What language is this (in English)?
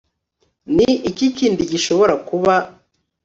Kinyarwanda